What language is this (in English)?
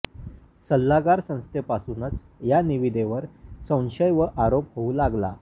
Marathi